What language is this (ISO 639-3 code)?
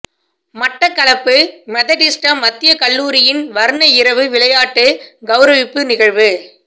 tam